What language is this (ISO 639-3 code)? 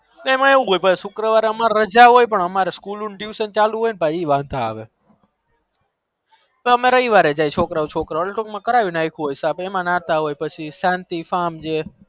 guj